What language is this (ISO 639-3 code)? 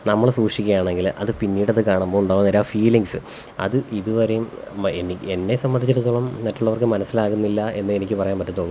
mal